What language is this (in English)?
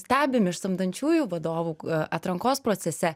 Lithuanian